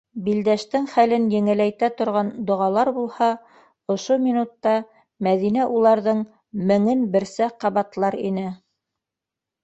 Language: Bashkir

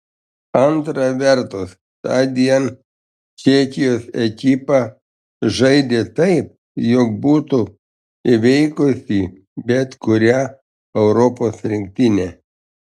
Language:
Lithuanian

